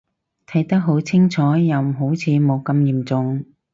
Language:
Cantonese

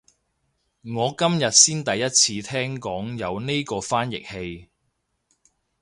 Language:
Cantonese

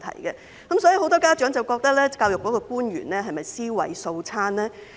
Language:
Cantonese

